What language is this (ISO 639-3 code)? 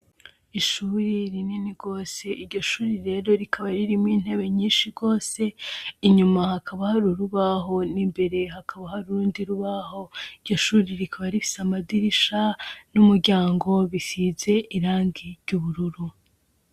run